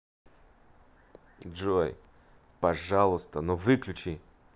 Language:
Russian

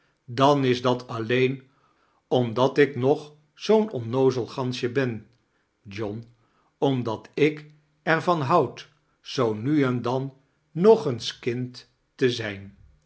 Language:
Dutch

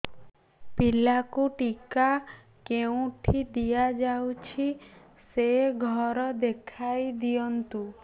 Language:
Odia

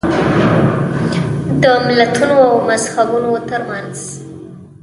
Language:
Pashto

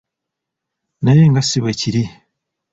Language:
Ganda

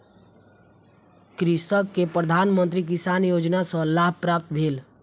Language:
Maithili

